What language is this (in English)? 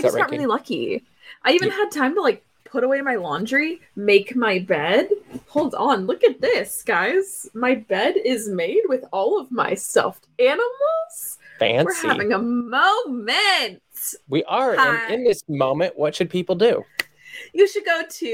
English